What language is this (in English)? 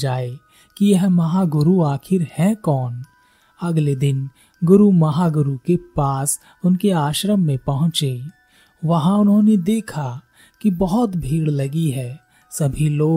Hindi